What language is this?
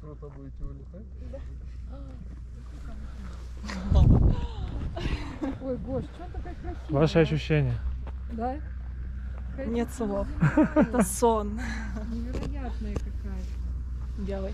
Russian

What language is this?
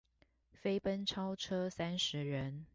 Chinese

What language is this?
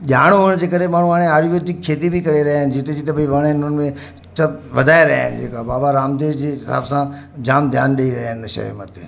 Sindhi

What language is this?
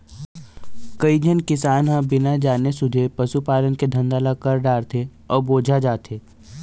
Chhattisgarhi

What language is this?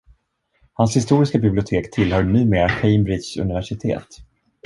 Swedish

